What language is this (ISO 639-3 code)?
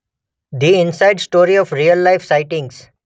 guj